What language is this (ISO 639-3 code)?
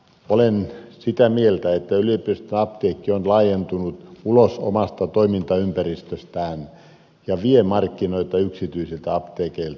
fin